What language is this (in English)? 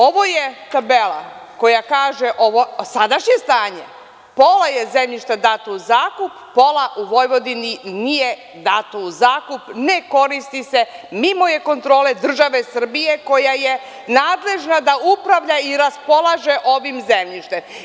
Serbian